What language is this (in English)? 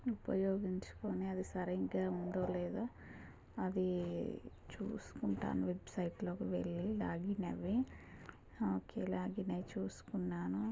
Telugu